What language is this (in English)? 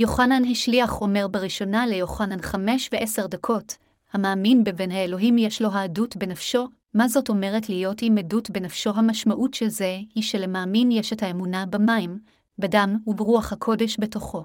Hebrew